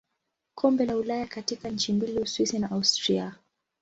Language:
Swahili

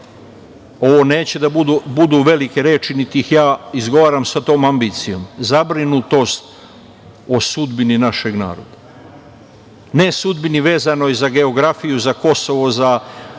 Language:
Serbian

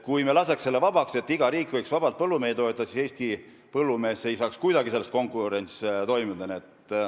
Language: Estonian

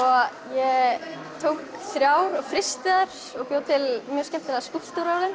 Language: Icelandic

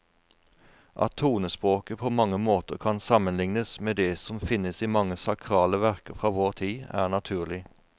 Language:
Norwegian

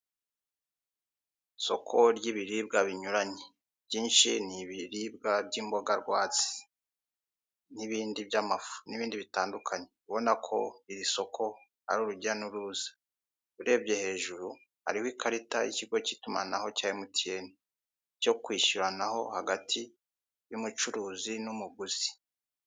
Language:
Kinyarwanda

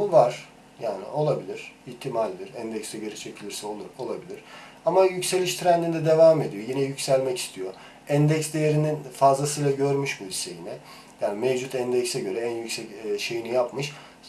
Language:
Turkish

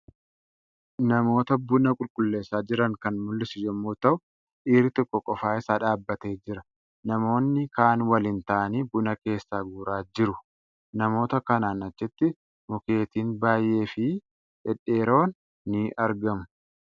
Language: Oromo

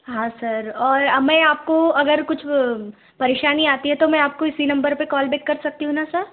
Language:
Hindi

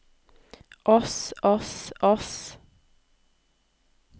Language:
Norwegian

